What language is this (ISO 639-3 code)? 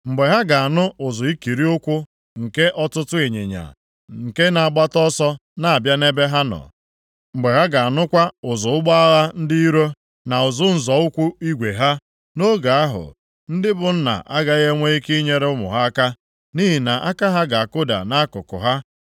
ibo